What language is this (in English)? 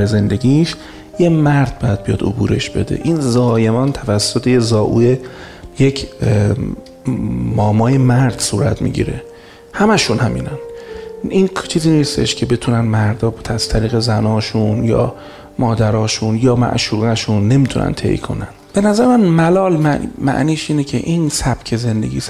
Persian